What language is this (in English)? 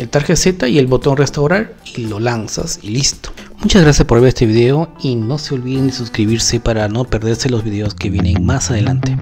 Spanish